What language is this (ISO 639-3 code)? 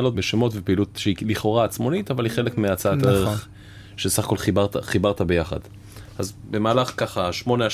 heb